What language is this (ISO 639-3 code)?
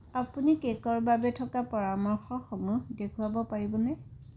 asm